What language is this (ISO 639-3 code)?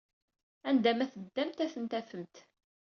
kab